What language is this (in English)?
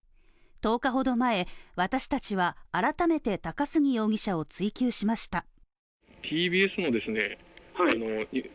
Japanese